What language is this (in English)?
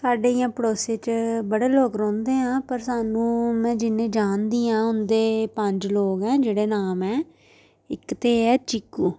Dogri